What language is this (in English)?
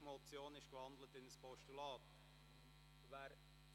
Swiss German